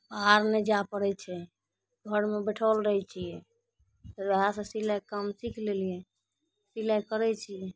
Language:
Maithili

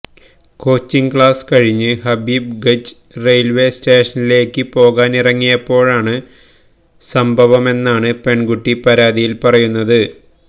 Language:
Malayalam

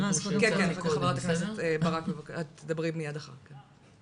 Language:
Hebrew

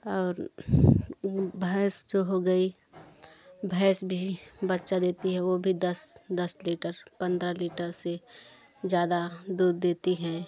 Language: Hindi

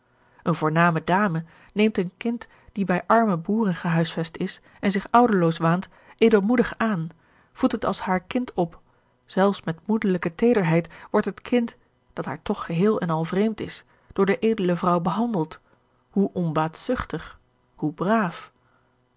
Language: Dutch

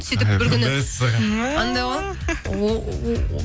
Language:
Kazakh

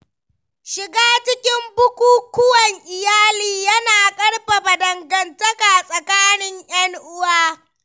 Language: Hausa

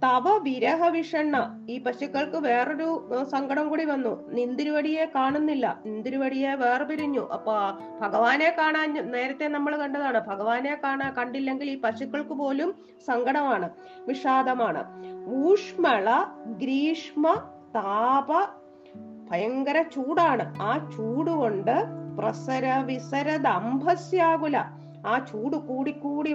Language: Malayalam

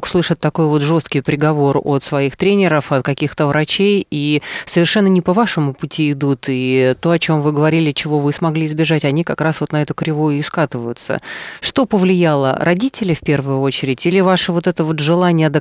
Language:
Russian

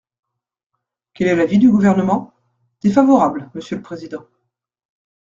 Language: French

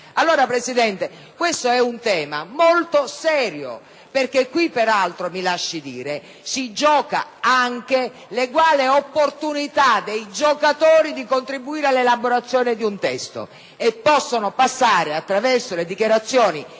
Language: Italian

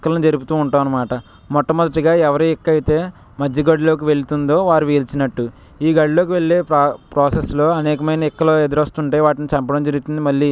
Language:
Telugu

